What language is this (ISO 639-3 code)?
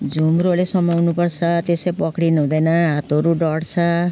nep